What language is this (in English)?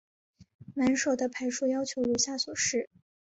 Chinese